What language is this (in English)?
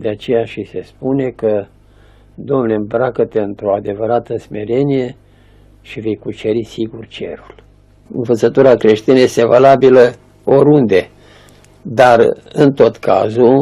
Romanian